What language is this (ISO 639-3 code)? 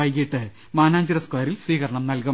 mal